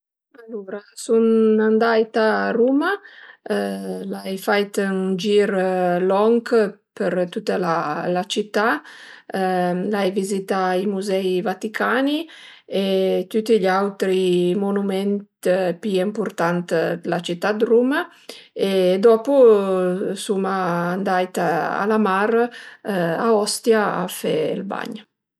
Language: Piedmontese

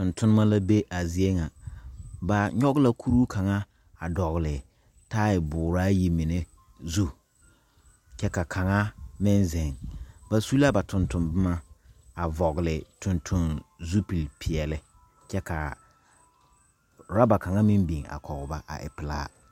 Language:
Southern Dagaare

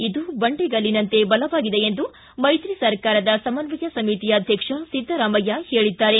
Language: Kannada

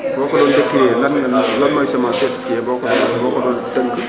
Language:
Wolof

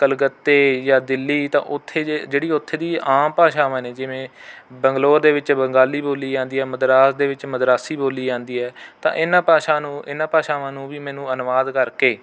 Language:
Punjabi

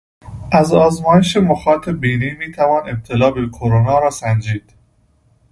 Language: Persian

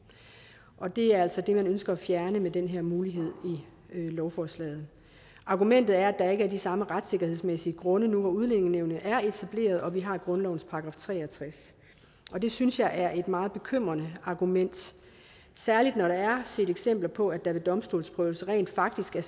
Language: Danish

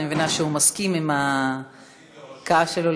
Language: Hebrew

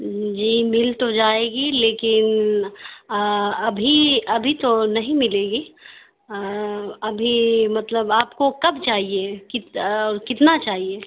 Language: Urdu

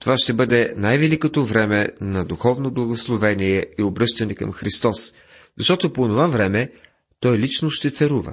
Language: Bulgarian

